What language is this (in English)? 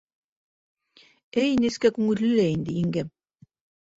Bashkir